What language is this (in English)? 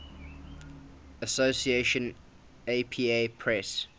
English